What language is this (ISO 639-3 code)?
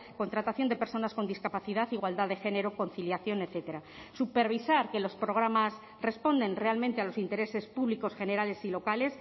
spa